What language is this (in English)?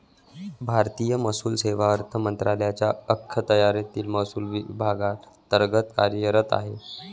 Marathi